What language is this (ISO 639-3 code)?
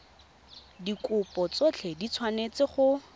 tsn